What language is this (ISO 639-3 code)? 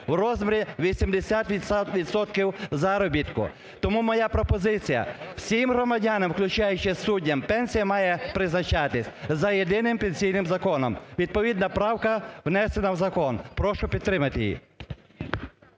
ukr